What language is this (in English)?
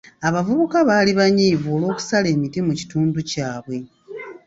Ganda